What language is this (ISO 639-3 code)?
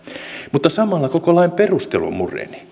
fin